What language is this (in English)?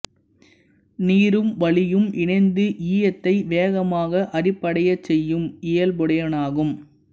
Tamil